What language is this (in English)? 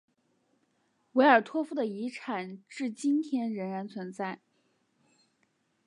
Chinese